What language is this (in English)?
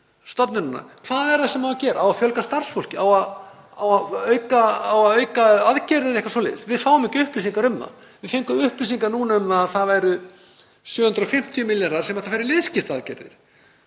Icelandic